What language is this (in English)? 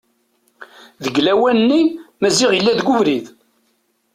Kabyle